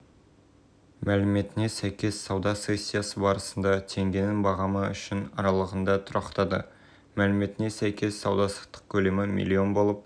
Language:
Kazakh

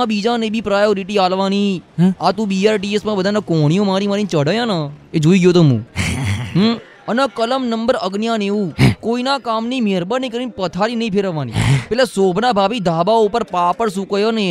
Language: Gujarati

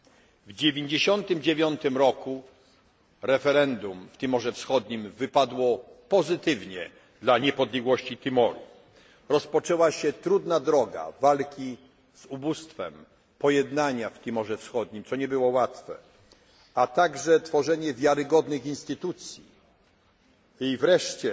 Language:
Polish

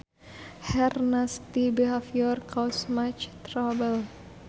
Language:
Sundanese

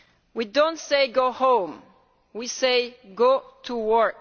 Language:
English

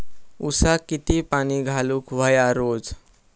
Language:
Marathi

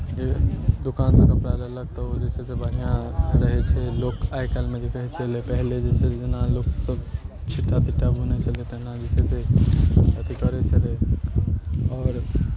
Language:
Maithili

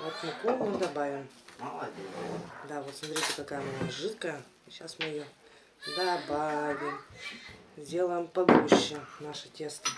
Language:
Russian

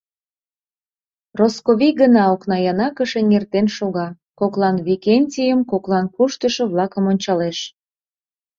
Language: Mari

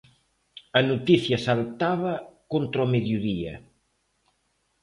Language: Galician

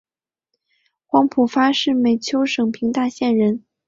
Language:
Chinese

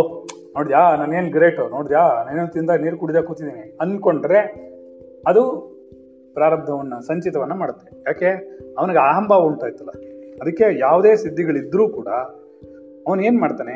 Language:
Kannada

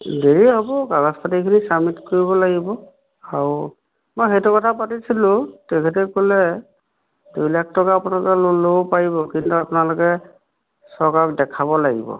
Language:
Assamese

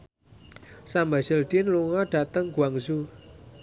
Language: Javanese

